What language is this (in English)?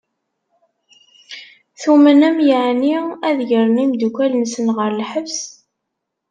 Kabyle